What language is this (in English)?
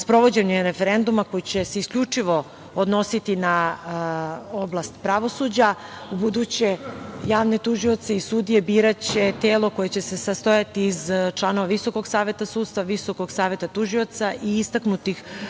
Serbian